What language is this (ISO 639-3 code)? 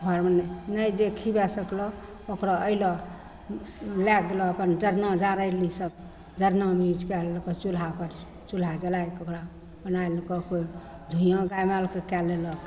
mai